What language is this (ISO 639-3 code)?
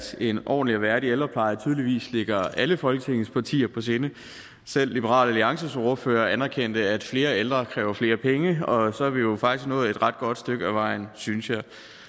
dan